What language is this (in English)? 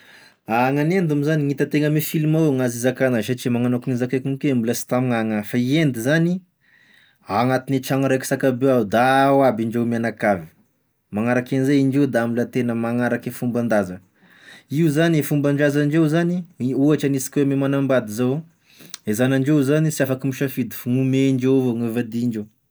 Tesaka Malagasy